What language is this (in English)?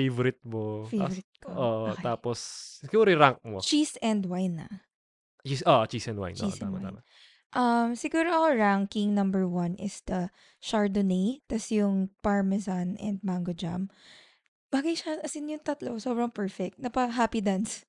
Filipino